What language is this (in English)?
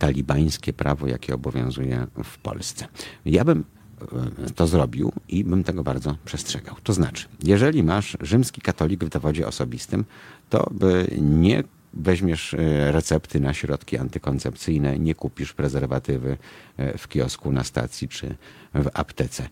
Polish